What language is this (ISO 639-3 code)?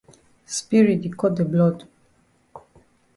wes